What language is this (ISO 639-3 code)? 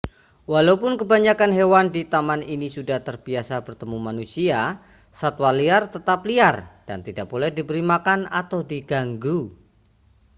ind